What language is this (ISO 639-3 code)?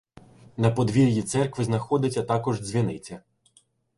ukr